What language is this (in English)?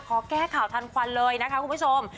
Thai